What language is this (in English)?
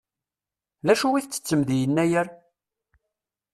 Kabyle